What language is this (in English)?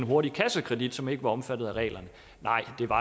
Danish